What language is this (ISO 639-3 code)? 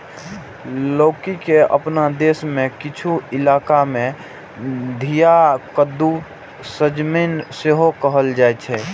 mai